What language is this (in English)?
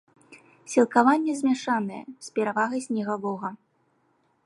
Belarusian